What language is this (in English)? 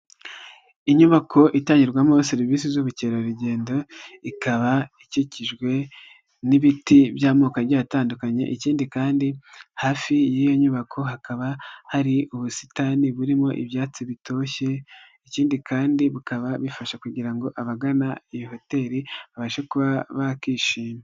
Kinyarwanda